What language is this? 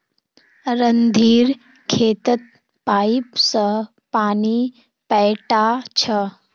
Magahi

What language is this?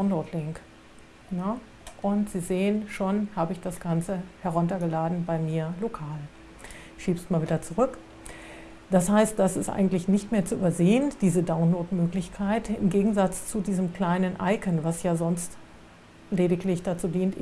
German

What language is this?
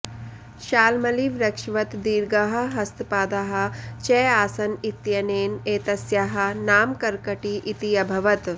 Sanskrit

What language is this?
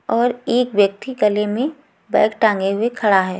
Hindi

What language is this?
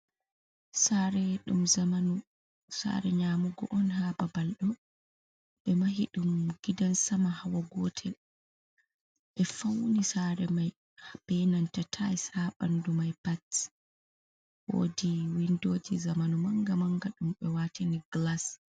Fula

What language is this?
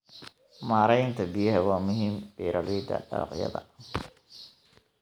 Somali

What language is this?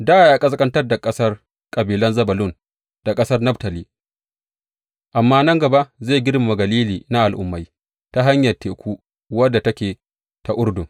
Hausa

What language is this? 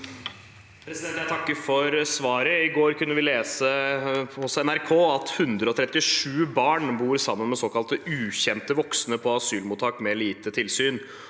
Norwegian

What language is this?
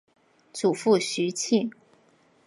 Chinese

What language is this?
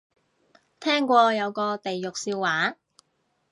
Cantonese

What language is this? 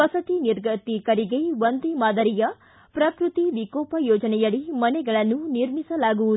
Kannada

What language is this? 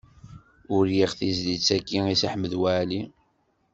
Kabyle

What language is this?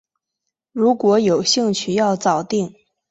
Chinese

